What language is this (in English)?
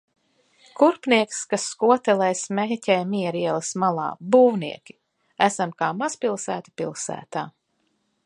Latvian